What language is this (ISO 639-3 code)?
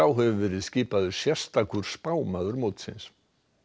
isl